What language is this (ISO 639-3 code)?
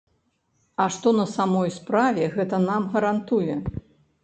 bel